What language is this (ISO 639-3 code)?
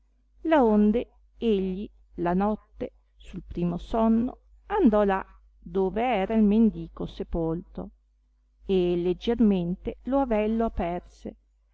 ita